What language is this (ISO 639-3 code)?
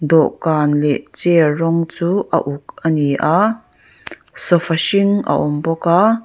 lus